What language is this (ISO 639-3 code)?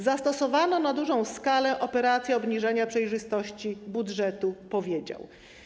pol